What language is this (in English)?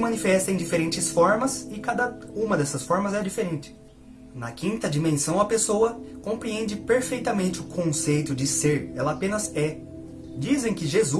Portuguese